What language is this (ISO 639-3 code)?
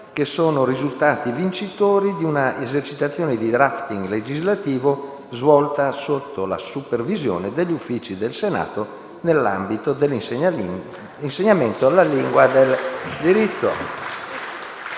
ita